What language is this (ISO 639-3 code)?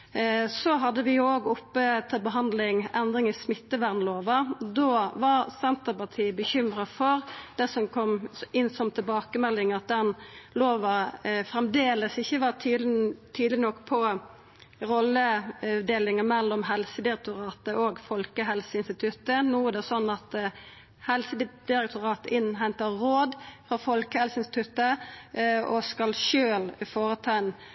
nno